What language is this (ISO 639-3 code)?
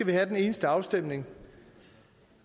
dan